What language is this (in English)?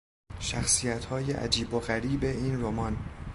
Persian